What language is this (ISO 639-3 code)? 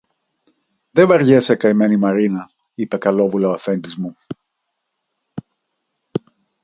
ell